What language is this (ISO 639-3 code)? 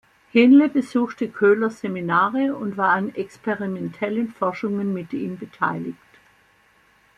deu